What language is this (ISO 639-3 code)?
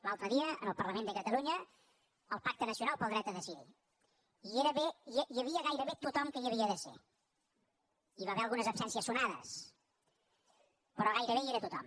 cat